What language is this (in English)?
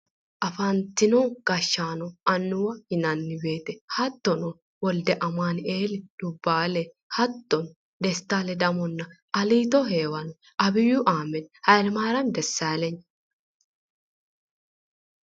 Sidamo